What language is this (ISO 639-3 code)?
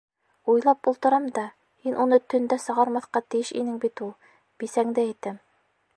bak